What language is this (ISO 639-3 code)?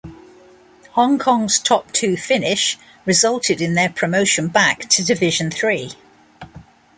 eng